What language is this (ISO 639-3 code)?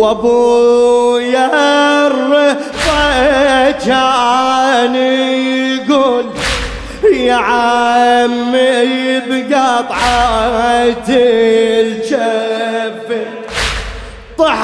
ara